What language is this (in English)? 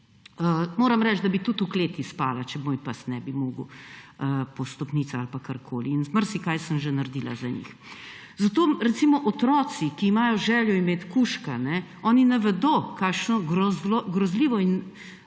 Slovenian